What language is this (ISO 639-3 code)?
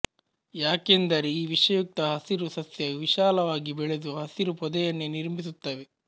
kan